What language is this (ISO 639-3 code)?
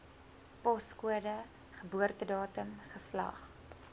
afr